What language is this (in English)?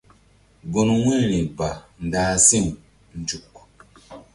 Mbum